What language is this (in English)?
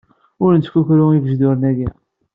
Kabyle